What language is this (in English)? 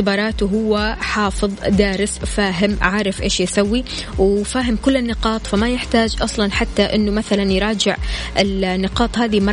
Arabic